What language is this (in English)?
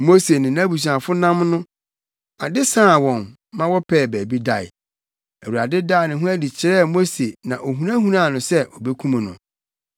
Akan